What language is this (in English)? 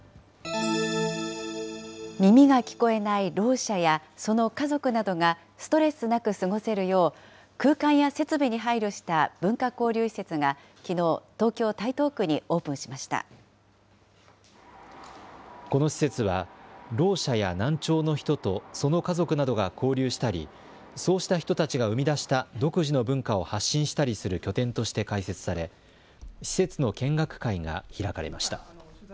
Japanese